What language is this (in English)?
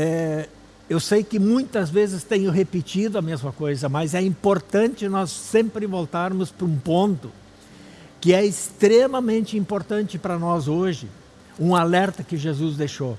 Portuguese